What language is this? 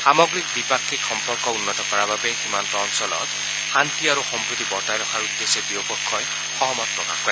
Assamese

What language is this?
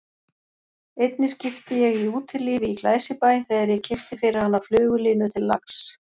Icelandic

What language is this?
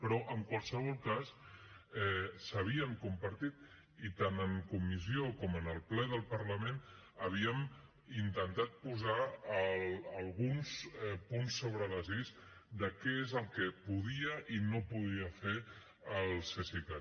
Catalan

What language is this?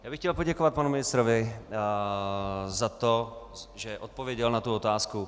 Czech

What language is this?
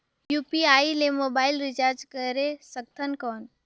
Chhattisgarhi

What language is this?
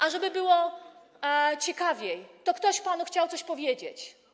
Polish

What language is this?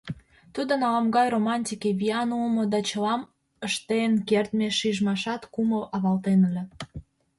Mari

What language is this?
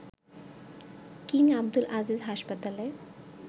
Bangla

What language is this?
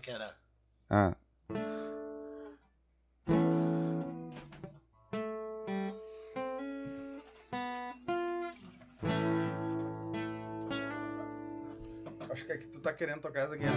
Portuguese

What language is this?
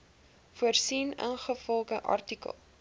Afrikaans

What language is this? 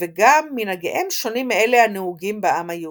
Hebrew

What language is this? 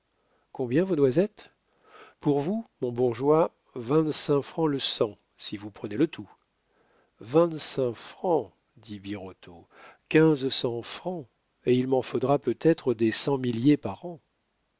French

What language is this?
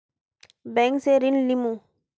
Magahi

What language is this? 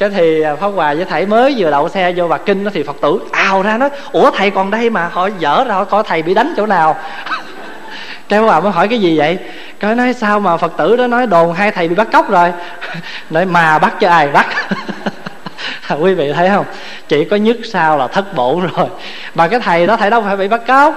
Vietnamese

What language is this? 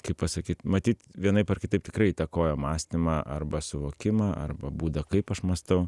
Lithuanian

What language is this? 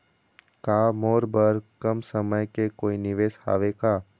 Chhattisgarhi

